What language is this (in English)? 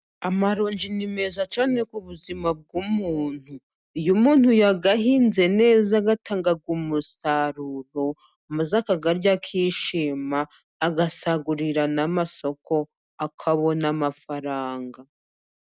Kinyarwanda